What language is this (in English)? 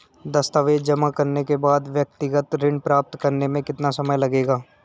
Hindi